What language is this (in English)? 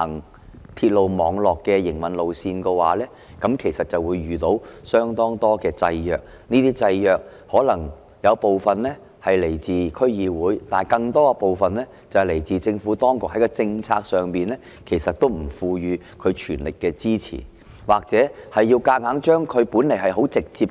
Cantonese